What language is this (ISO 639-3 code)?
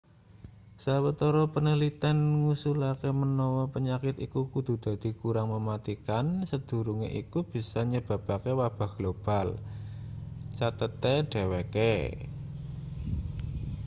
jav